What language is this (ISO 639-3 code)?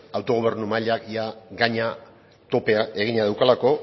eus